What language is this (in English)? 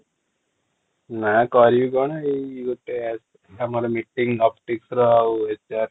Odia